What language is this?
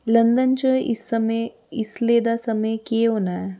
Dogri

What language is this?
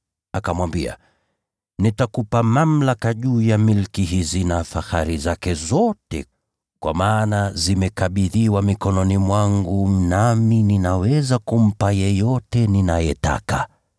Swahili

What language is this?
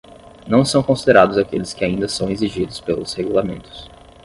Portuguese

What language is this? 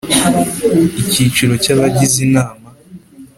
Kinyarwanda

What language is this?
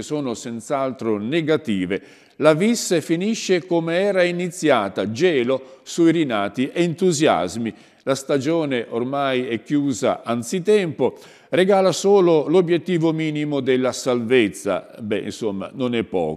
Italian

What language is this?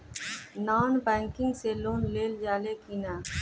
Bhojpuri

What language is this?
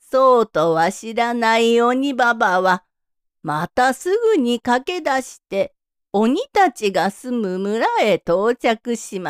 Japanese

